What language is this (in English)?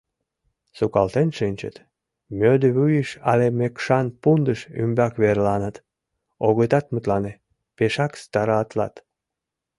Mari